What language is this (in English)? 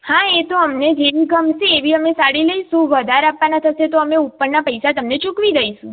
Gujarati